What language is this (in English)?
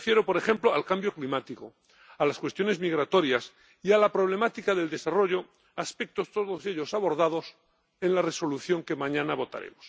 Spanish